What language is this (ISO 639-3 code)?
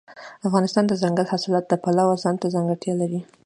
pus